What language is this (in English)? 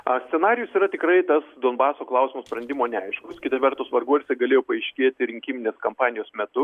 Lithuanian